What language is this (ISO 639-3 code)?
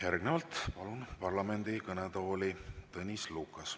est